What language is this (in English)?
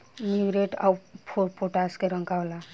Bhojpuri